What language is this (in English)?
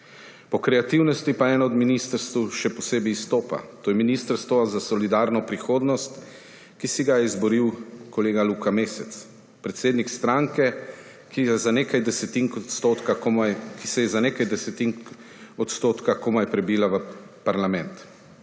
Slovenian